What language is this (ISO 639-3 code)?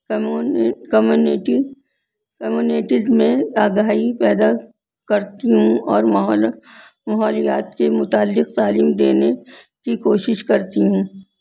urd